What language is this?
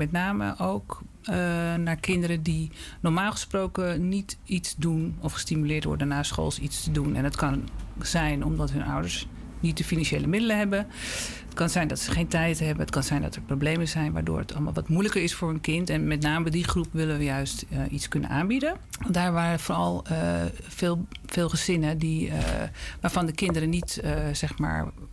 Dutch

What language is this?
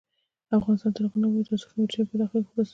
Pashto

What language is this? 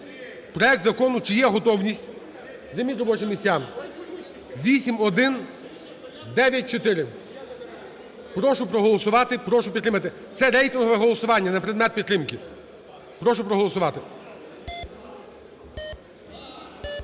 Ukrainian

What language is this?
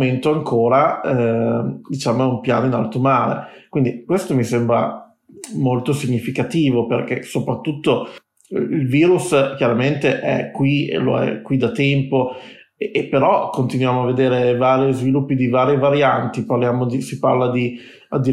Italian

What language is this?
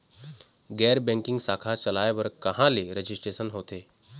Chhattisgarhi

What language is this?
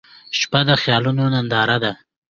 Pashto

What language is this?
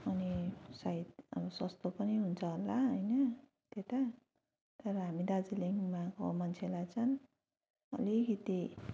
Nepali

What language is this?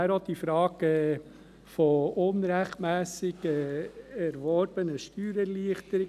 Swiss German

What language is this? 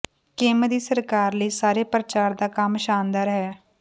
Punjabi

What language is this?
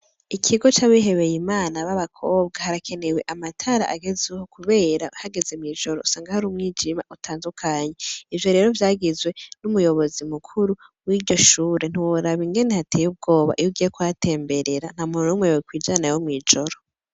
Rundi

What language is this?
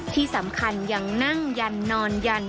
Thai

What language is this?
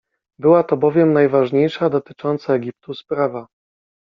Polish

